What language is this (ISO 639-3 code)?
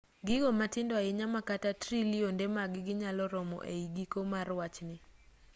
luo